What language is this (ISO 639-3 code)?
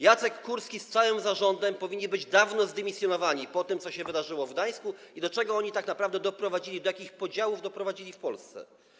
pol